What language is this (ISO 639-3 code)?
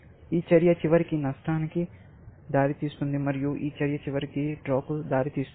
tel